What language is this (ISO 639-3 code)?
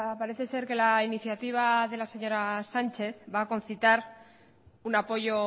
spa